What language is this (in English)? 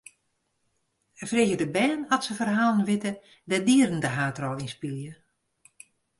Western Frisian